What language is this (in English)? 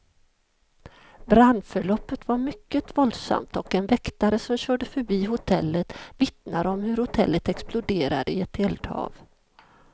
Swedish